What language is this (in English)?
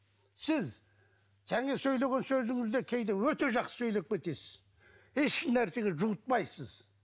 Kazakh